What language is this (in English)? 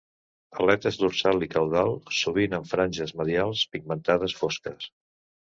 Catalan